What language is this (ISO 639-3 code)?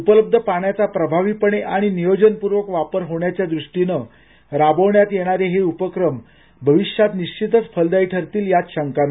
mar